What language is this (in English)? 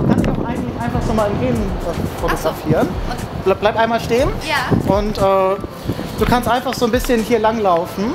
German